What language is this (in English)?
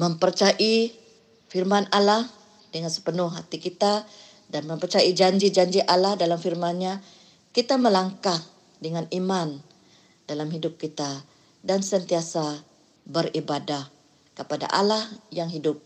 Malay